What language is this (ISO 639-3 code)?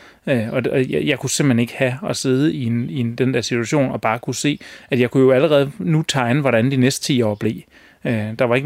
dan